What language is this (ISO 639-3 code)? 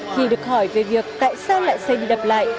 vie